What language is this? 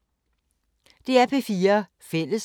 Danish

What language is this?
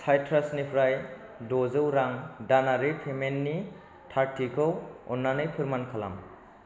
Bodo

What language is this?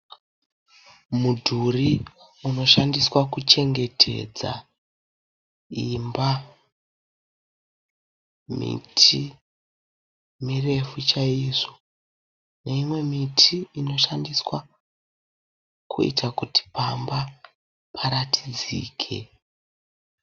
Shona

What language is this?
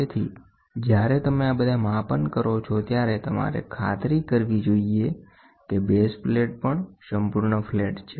Gujarati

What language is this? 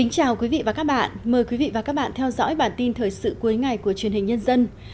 Vietnamese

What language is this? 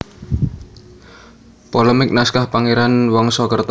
Javanese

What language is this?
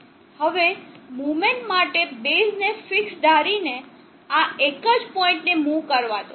Gujarati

